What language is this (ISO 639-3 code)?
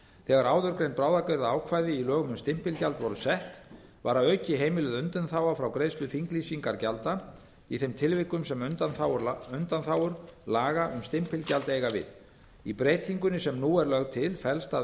isl